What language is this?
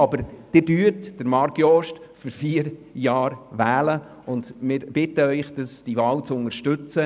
Swiss German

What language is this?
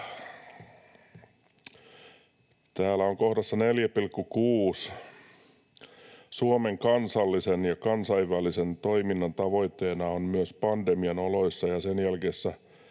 Finnish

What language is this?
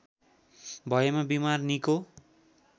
Nepali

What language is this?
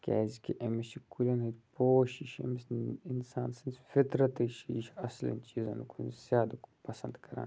Kashmiri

